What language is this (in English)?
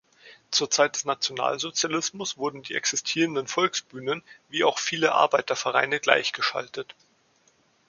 German